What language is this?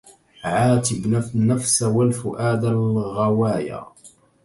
Arabic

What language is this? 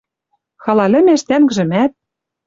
Western Mari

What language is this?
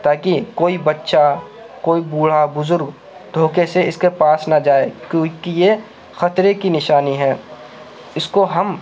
Urdu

